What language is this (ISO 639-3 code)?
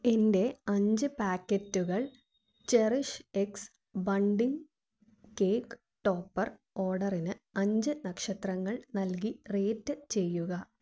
mal